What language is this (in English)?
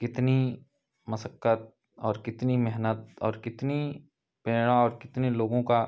Hindi